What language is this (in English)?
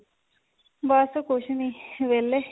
Punjabi